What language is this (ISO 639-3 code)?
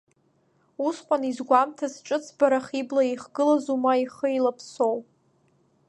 abk